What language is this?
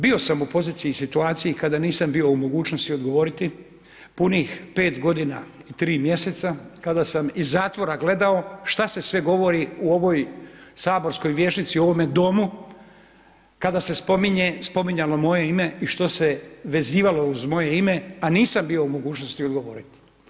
Croatian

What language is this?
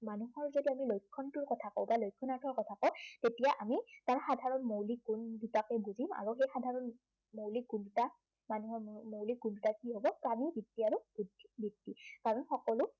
Assamese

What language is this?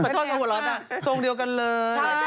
Thai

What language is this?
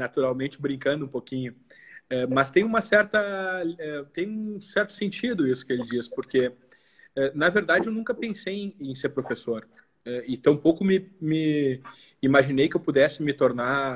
Portuguese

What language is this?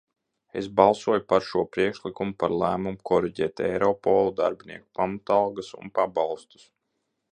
Latvian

